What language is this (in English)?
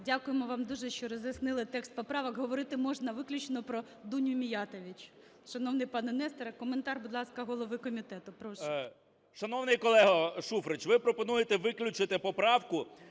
Ukrainian